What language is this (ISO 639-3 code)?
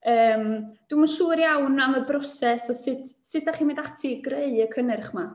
cym